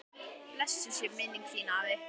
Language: Icelandic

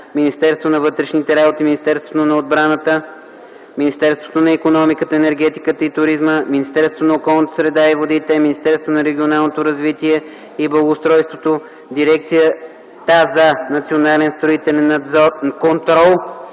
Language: Bulgarian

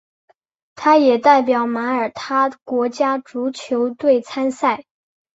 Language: Chinese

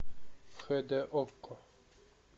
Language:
Russian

